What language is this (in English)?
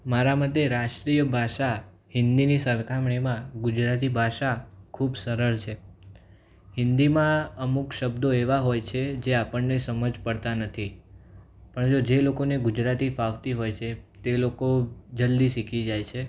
Gujarati